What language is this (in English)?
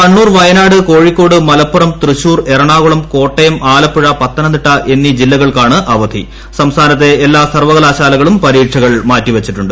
Malayalam